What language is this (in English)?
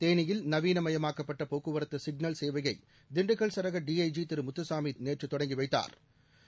Tamil